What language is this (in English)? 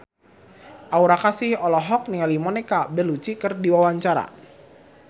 Sundanese